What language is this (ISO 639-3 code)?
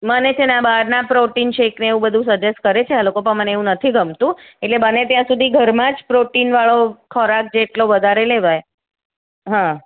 guj